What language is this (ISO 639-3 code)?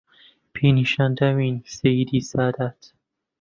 ckb